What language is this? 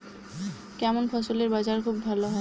Bangla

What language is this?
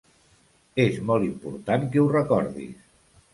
Catalan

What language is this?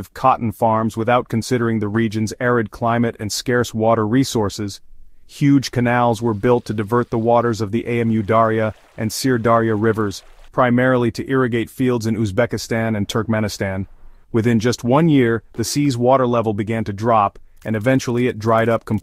English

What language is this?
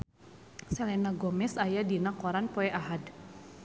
Sundanese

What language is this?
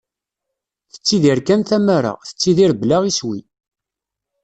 Kabyle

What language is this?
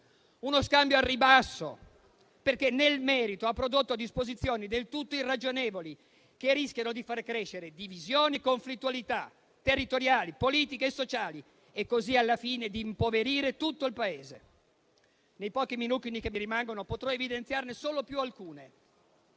Italian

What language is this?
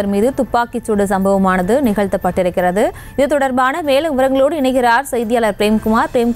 Tamil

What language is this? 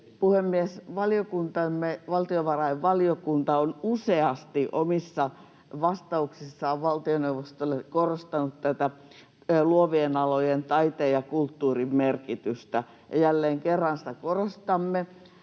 Finnish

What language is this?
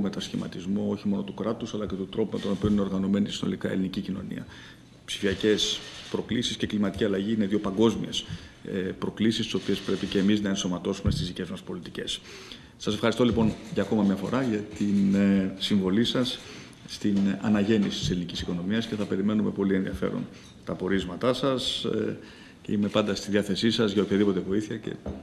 Greek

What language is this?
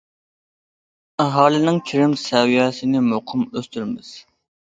Uyghur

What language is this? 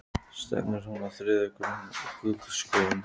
Icelandic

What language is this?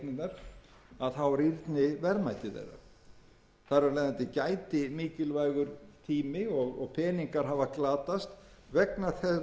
Icelandic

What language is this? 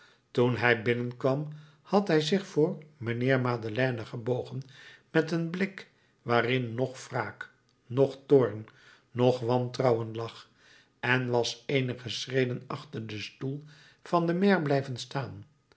Dutch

